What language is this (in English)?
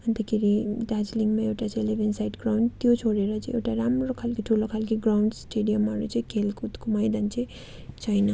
Nepali